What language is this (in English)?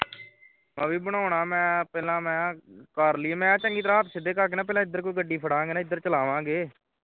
Punjabi